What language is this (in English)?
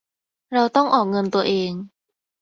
Thai